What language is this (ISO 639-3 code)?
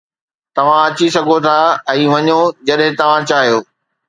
snd